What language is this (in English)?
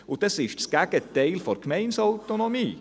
Swiss German